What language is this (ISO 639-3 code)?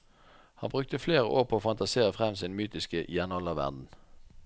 nor